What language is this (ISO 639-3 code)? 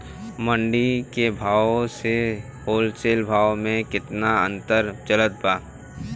bho